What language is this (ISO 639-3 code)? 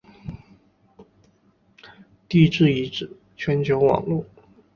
zho